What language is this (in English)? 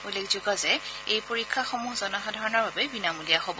Assamese